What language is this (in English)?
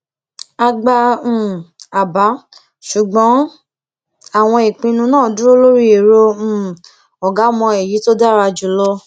Yoruba